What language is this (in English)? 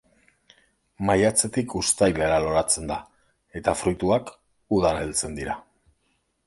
Basque